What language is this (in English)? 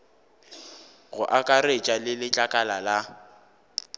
Northern Sotho